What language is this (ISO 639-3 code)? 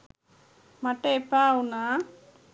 sin